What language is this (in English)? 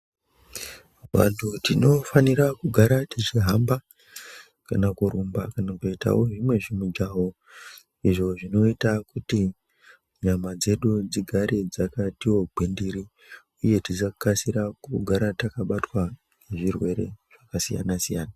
Ndau